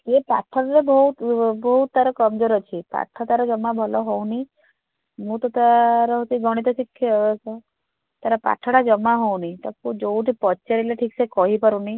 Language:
Odia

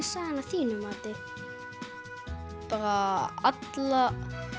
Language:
Icelandic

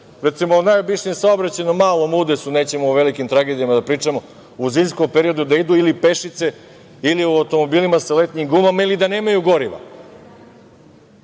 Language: Serbian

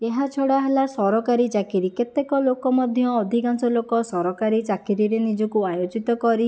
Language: Odia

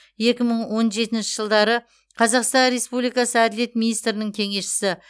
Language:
Kazakh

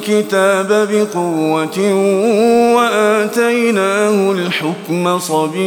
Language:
Arabic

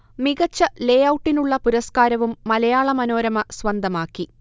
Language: Malayalam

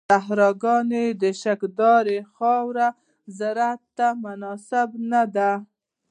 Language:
Pashto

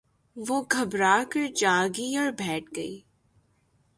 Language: Urdu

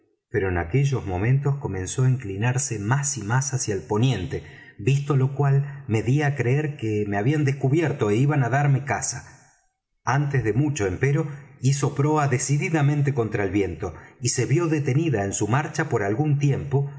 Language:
Spanish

